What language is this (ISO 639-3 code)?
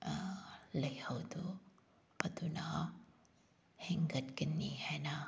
mni